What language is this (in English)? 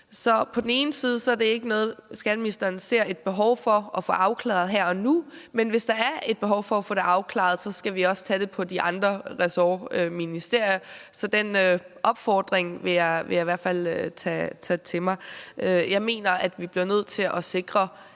Danish